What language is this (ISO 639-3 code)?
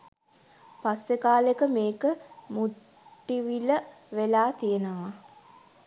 sin